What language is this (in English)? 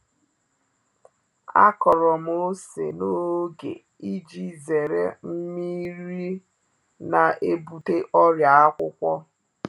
Igbo